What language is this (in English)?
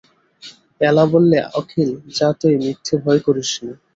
Bangla